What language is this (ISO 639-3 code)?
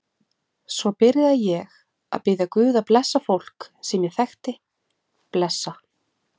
isl